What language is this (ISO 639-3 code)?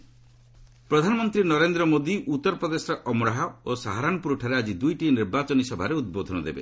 ori